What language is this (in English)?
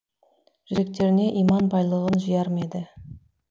Kazakh